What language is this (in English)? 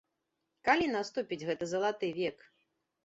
Belarusian